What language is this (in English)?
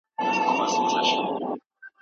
Pashto